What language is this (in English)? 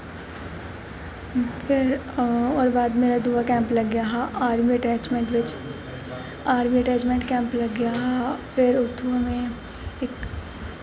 Dogri